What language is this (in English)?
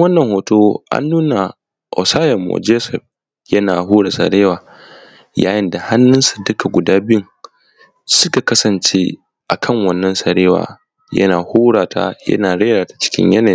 Hausa